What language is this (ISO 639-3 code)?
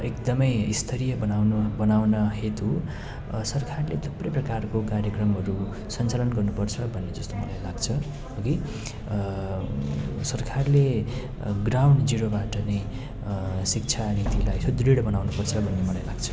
nep